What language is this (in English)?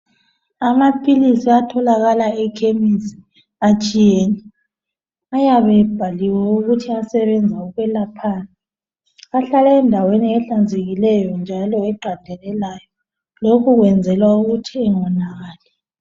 North Ndebele